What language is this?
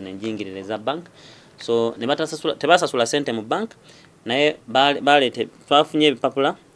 Dutch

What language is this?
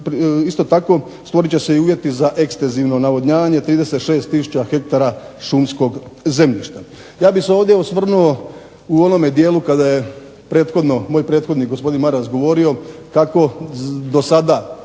Croatian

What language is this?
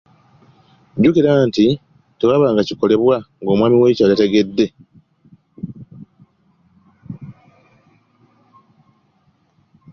Ganda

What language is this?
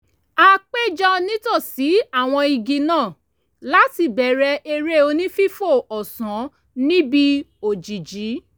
Yoruba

